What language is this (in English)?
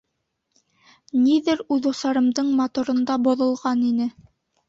Bashkir